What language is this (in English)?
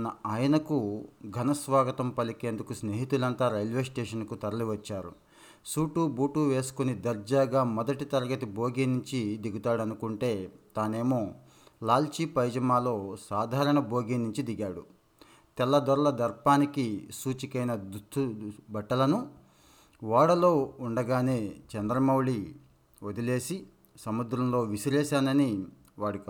Telugu